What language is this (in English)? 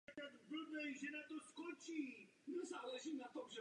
Czech